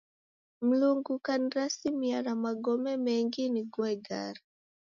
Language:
Taita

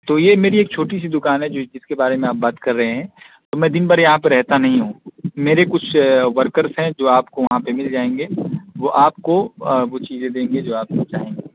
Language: Urdu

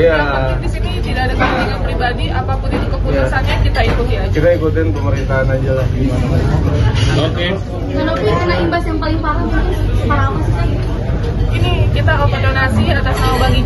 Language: Indonesian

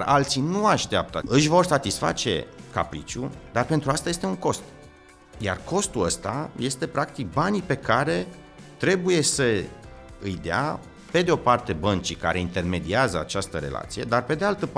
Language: Romanian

